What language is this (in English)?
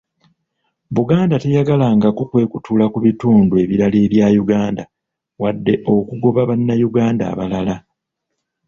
Ganda